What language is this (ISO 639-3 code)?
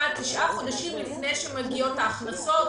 heb